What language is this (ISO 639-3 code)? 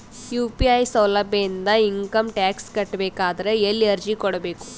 kan